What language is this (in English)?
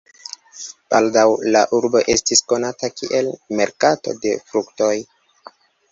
Esperanto